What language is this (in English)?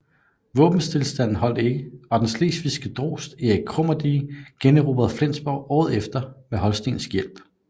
Danish